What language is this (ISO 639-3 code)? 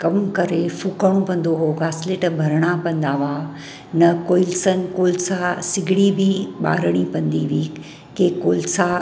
snd